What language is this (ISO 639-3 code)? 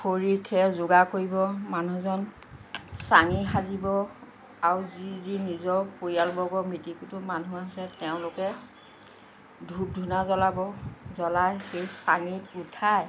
asm